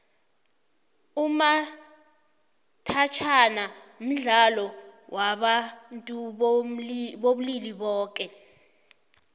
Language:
South Ndebele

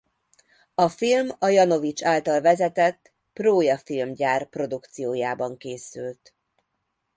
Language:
Hungarian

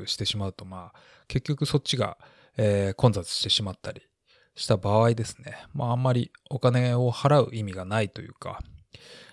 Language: Japanese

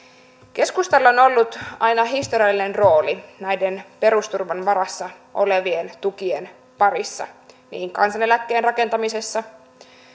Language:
Finnish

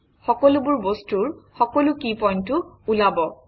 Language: Assamese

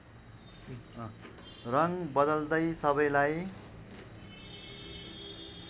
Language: Nepali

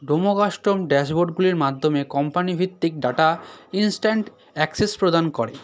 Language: Bangla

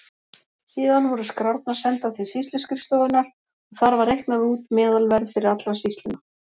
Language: Icelandic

